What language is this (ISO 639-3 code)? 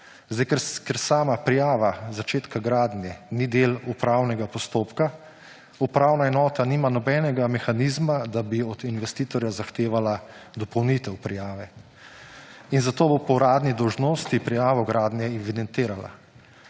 slv